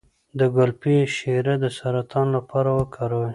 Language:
Pashto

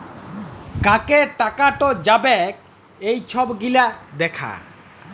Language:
Bangla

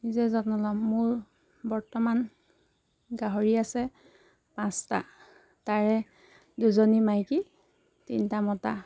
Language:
Assamese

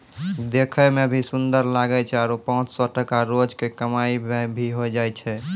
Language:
Maithili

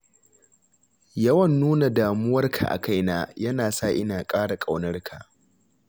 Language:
Hausa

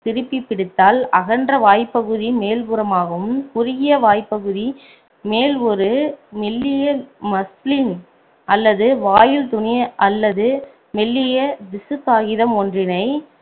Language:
Tamil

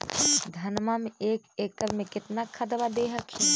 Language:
Magahi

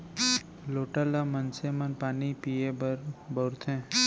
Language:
Chhattisgarhi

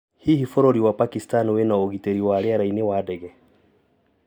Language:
Kikuyu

